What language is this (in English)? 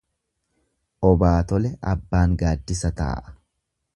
Oromo